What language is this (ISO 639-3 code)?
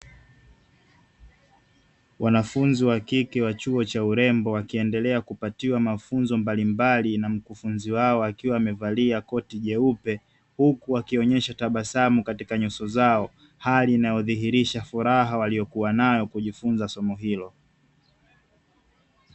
swa